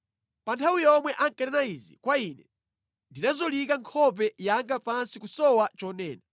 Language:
Nyanja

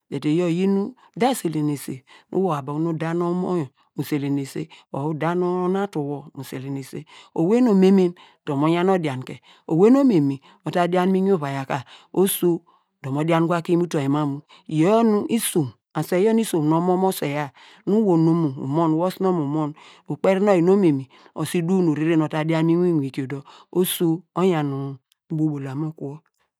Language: Degema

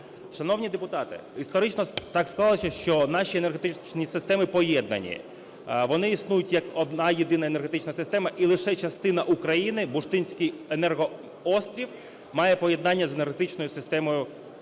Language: Ukrainian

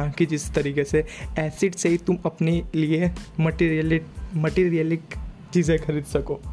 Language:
Hindi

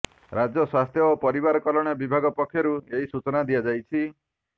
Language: Odia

